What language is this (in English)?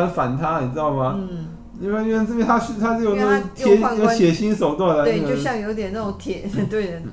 Chinese